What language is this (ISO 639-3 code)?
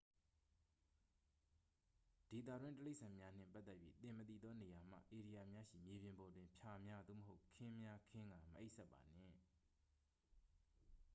mya